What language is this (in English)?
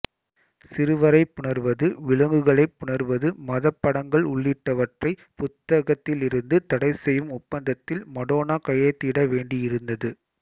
Tamil